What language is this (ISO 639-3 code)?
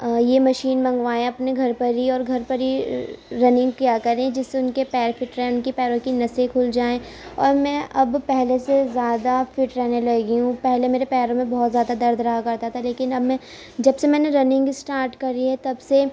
urd